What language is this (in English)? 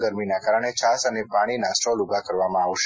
Gujarati